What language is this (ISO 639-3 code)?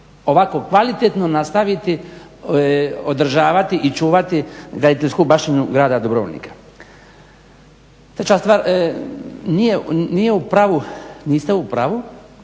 hrv